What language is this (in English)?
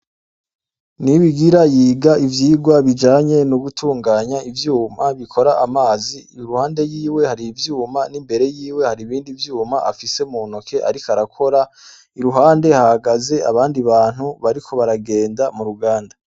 Rundi